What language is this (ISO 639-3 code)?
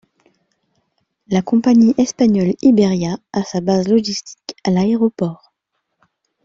fra